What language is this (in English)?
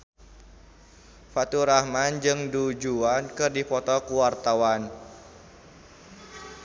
Sundanese